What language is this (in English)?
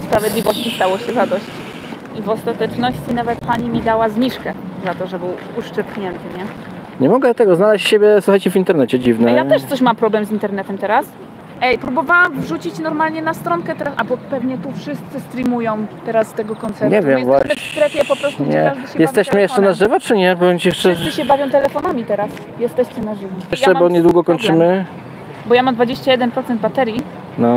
Polish